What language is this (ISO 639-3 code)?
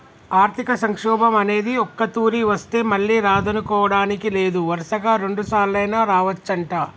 tel